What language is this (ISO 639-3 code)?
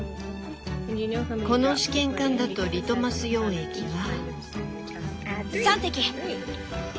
jpn